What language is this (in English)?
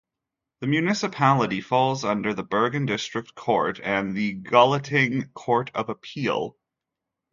English